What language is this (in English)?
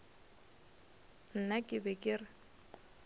Northern Sotho